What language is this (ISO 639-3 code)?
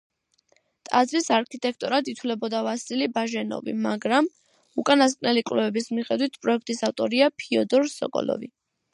kat